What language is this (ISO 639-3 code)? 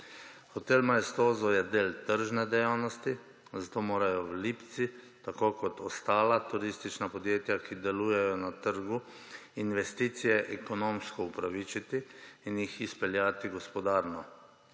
slv